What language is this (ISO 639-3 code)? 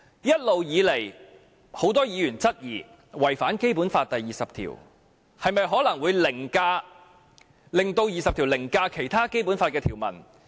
yue